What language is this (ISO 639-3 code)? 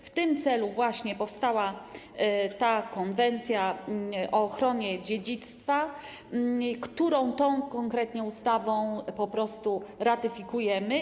pol